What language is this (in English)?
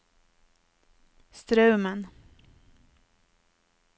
Norwegian